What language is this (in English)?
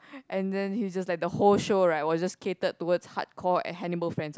English